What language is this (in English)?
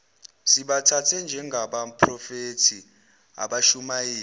Zulu